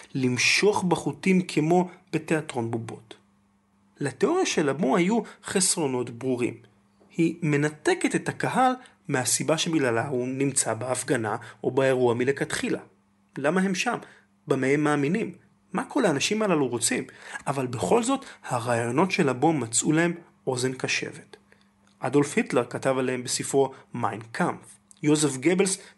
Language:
Hebrew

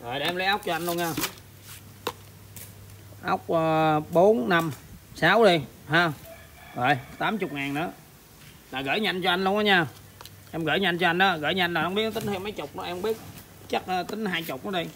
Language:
Vietnamese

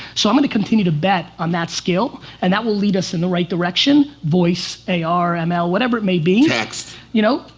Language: English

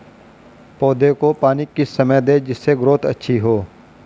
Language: Hindi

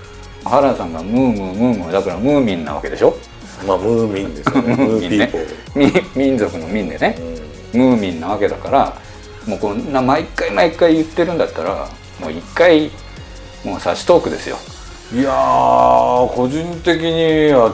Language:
Japanese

